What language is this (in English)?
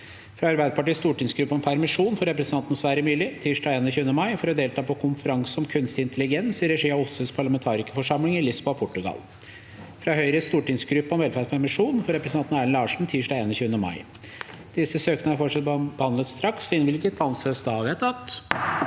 Norwegian